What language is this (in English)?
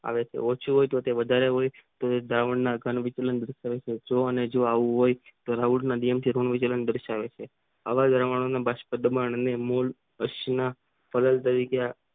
Gujarati